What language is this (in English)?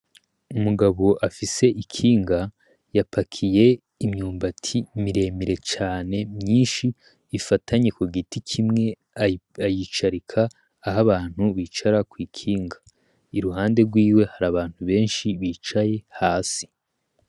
Rundi